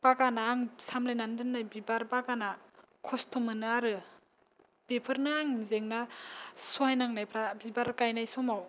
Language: Bodo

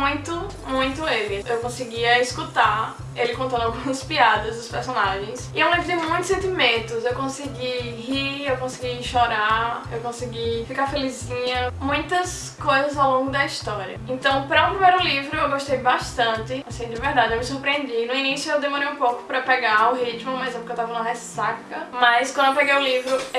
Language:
Portuguese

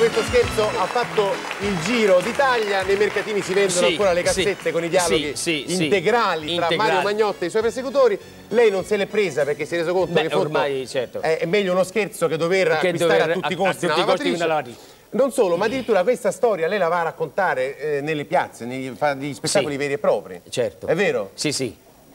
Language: Italian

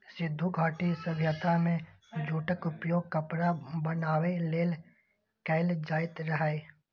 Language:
Maithili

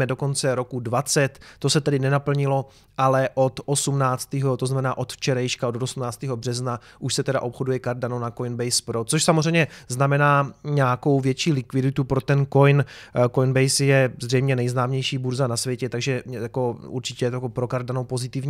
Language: Czech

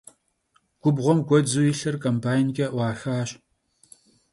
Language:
Kabardian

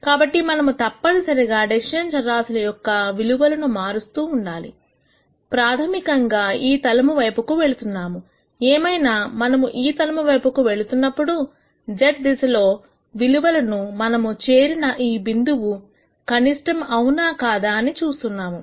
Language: Telugu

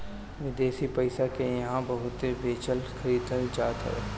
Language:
Bhojpuri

